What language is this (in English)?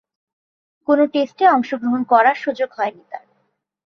Bangla